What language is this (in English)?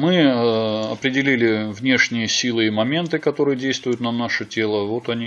Russian